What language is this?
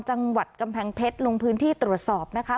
Thai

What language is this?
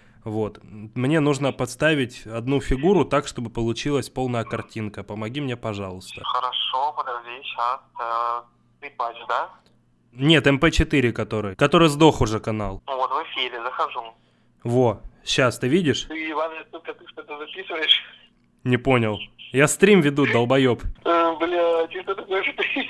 Russian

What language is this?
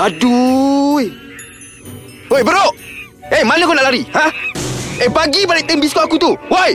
Malay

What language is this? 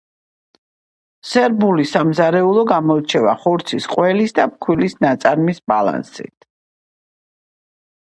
Georgian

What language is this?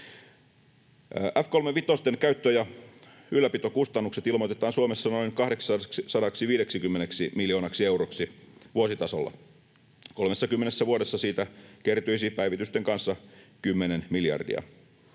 Finnish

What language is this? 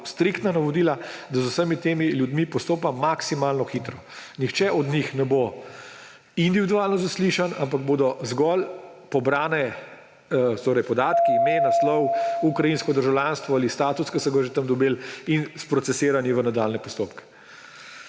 Slovenian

